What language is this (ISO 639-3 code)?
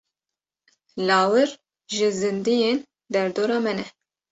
kur